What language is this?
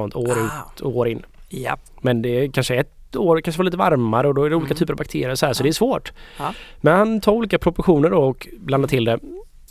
Swedish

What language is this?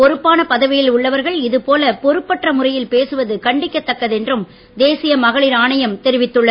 Tamil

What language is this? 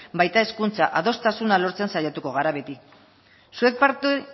Basque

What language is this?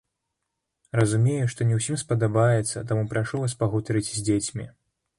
Belarusian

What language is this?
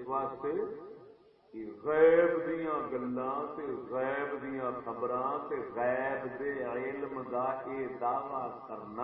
Urdu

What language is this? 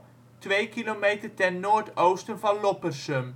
Dutch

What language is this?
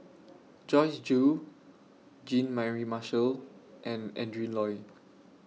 English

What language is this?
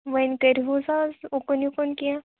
Kashmiri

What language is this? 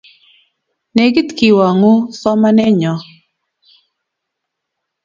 Kalenjin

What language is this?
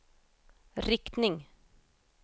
Swedish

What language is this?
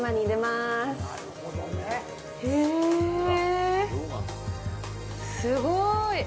Japanese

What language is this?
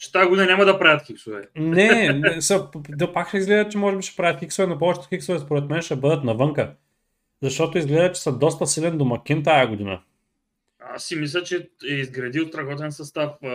Bulgarian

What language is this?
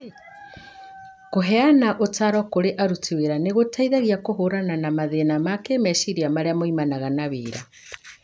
Kikuyu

